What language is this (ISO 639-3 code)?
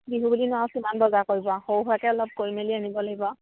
asm